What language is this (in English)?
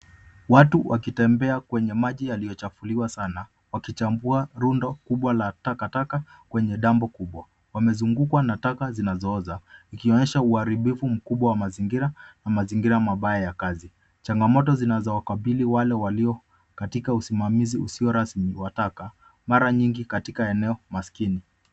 Swahili